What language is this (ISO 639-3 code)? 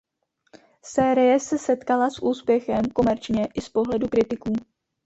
ces